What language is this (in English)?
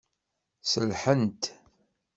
Kabyle